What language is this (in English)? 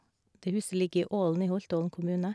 Norwegian